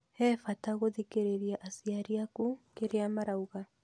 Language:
Kikuyu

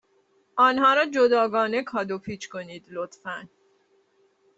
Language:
Persian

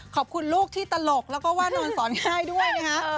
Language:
Thai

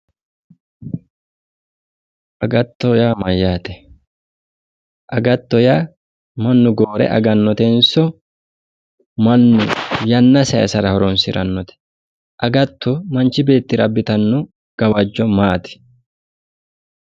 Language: Sidamo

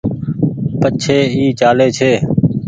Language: Goaria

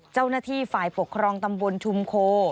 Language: Thai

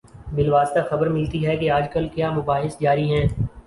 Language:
Urdu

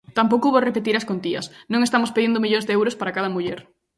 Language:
Galician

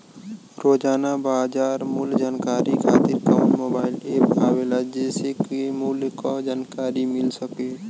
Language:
Bhojpuri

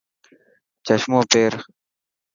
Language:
Dhatki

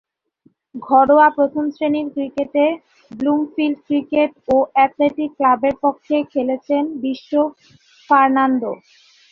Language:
Bangla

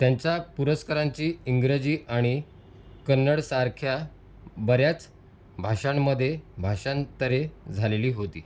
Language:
Marathi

